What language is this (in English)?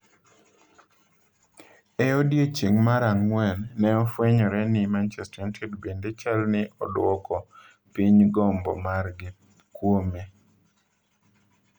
Luo (Kenya and Tanzania)